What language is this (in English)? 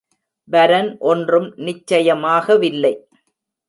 Tamil